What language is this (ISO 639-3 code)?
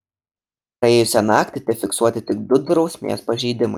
lit